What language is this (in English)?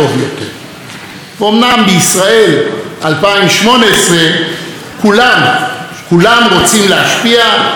Hebrew